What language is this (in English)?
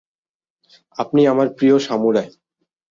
Bangla